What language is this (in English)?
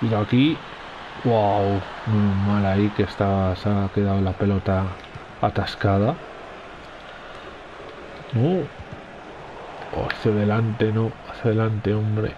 Spanish